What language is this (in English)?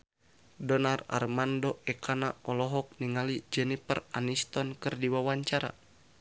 Sundanese